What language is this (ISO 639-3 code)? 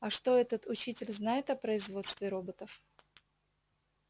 rus